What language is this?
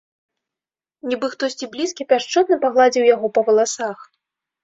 Belarusian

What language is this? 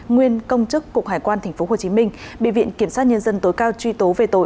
Vietnamese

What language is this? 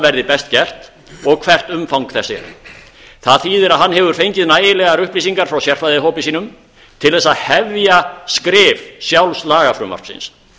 Icelandic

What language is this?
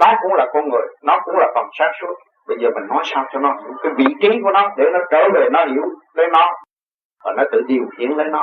Vietnamese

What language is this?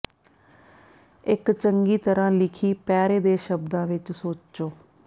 Punjabi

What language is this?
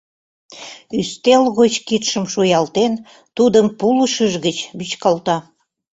Mari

